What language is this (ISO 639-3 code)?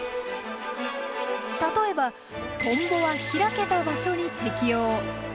jpn